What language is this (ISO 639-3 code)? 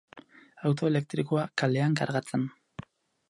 eus